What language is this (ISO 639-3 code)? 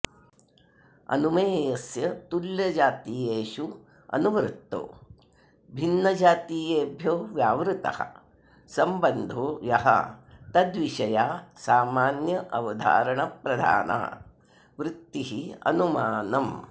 san